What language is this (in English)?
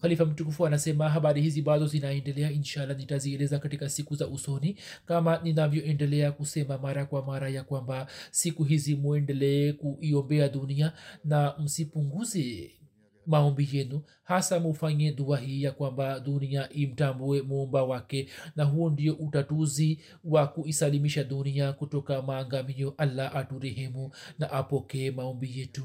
Swahili